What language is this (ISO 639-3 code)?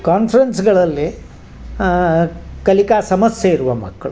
kan